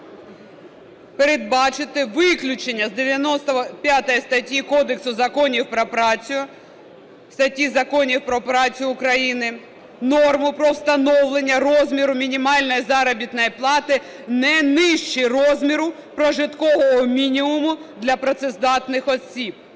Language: Ukrainian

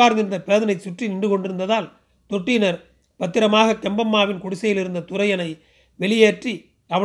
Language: Tamil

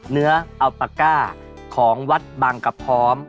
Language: Thai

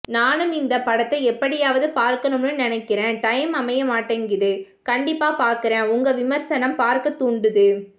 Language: Tamil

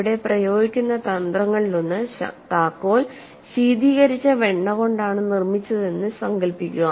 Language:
Malayalam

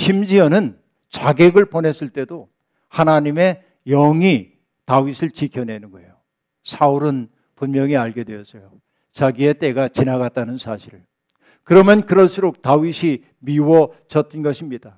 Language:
Korean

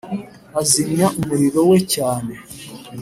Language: Kinyarwanda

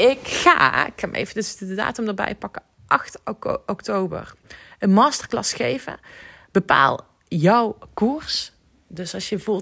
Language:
Dutch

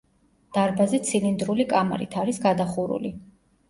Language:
Georgian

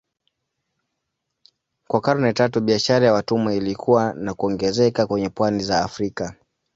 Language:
Swahili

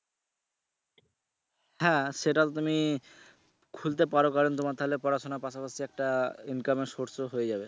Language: Bangla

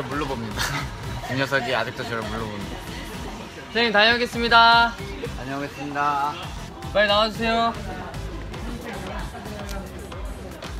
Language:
Korean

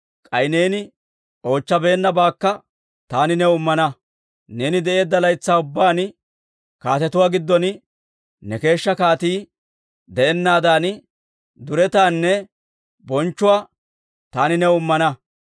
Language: Dawro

